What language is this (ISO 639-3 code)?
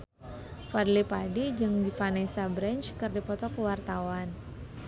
sun